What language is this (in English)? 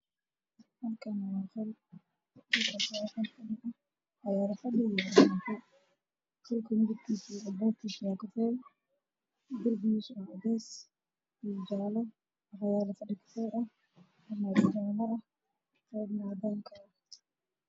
Somali